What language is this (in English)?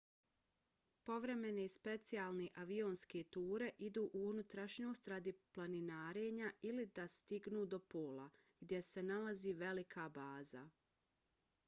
Bosnian